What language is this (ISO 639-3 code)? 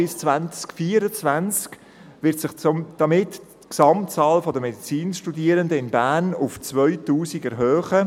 gsw